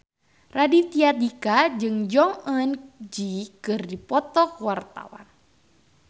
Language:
Sundanese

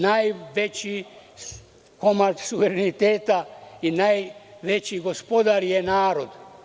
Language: Serbian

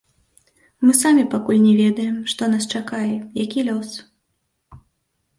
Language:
Belarusian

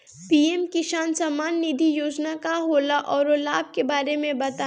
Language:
Bhojpuri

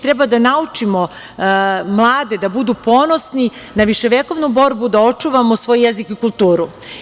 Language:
Serbian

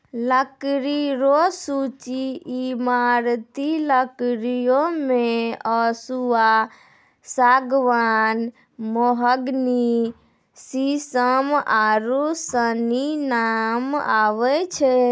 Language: Maithili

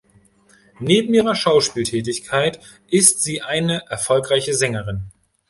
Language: German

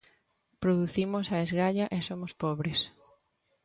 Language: Galician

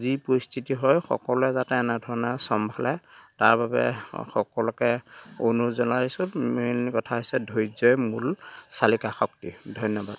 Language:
Assamese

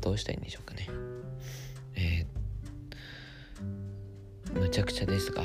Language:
Japanese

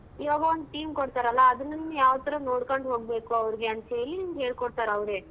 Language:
Kannada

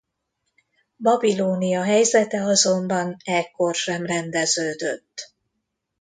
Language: Hungarian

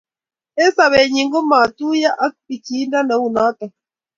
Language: Kalenjin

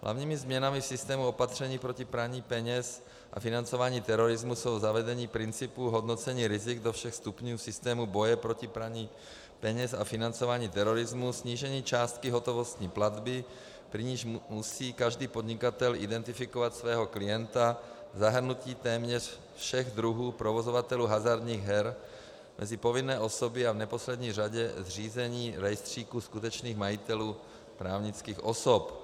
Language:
Czech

